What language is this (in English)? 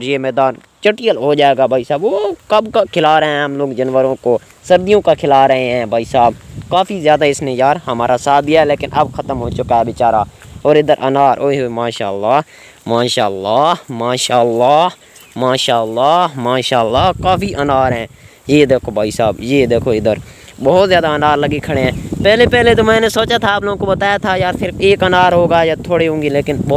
Hindi